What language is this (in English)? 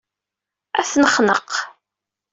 Kabyle